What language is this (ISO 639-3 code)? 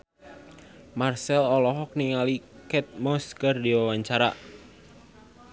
sun